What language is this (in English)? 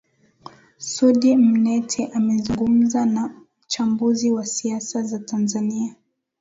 Swahili